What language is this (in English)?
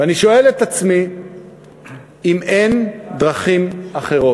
Hebrew